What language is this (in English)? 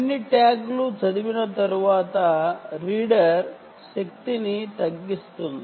Telugu